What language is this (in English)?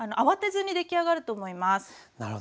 Japanese